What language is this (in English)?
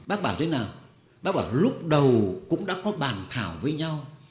Vietnamese